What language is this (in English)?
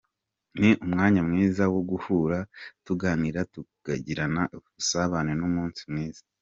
Kinyarwanda